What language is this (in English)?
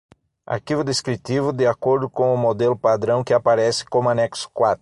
Portuguese